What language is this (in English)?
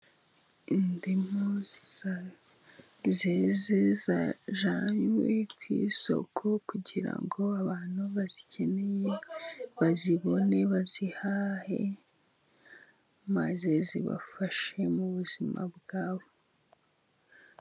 Kinyarwanda